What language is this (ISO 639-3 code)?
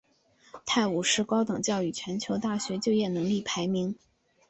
zho